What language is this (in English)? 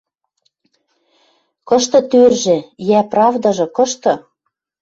Western Mari